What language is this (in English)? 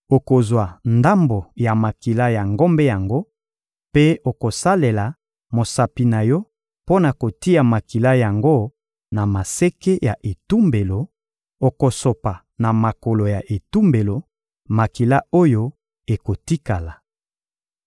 Lingala